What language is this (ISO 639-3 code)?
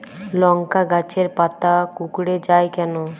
ben